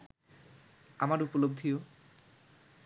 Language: Bangla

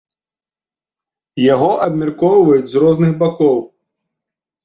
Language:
Belarusian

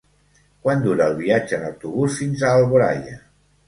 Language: Catalan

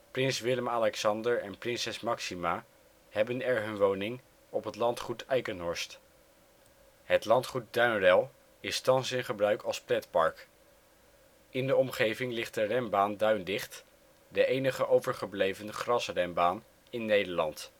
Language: Dutch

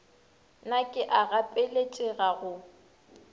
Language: Northern Sotho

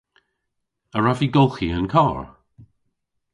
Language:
Cornish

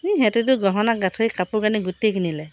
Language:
Assamese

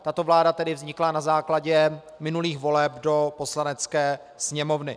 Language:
Czech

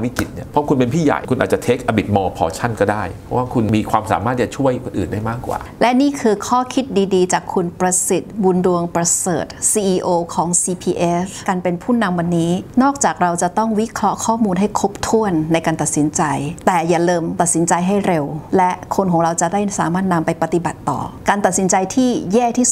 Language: Thai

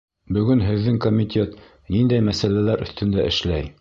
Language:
Bashkir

